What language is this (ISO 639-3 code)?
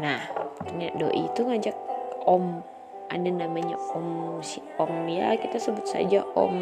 ind